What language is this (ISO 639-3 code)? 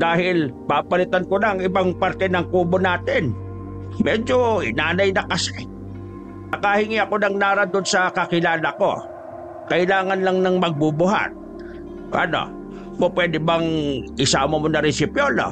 fil